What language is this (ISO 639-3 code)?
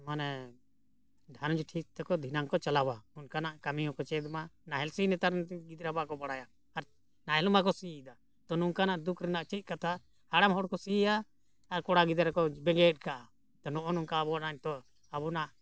sat